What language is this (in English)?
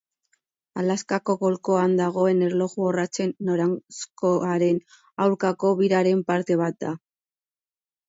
Basque